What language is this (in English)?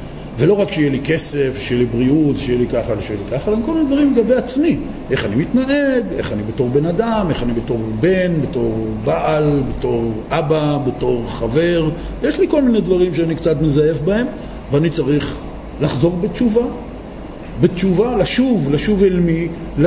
Hebrew